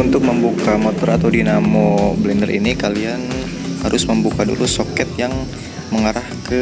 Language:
Indonesian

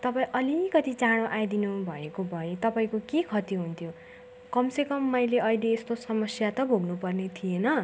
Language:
Nepali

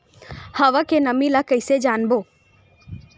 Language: Chhattisgarhi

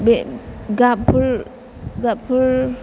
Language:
Bodo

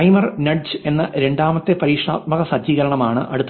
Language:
Malayalam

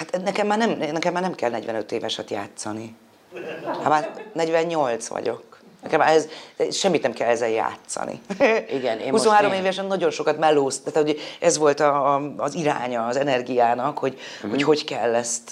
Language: Hungarian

